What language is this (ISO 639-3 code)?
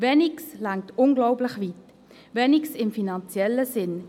gsw